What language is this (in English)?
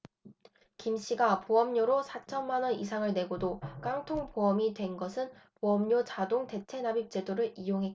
Korean